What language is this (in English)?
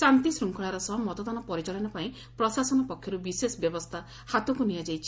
Odia